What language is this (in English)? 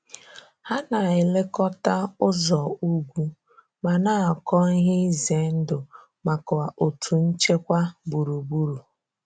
Igbo